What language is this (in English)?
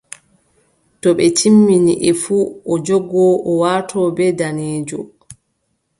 Adamawa Fulfulde